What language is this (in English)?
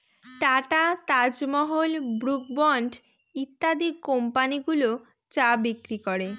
Bangla